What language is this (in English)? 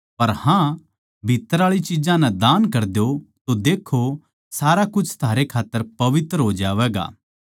Haryanvi